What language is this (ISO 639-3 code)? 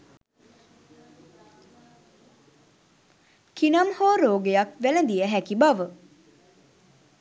sin